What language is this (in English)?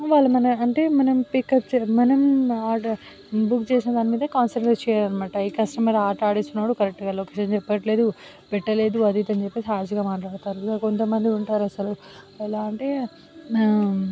Telugu